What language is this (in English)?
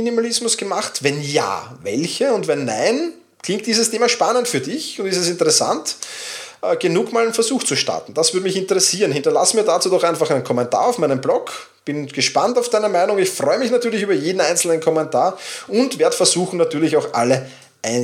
German